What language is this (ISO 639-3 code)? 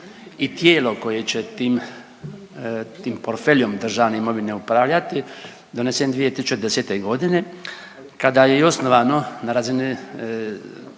hrv